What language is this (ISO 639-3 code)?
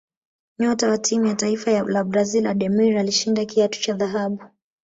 swa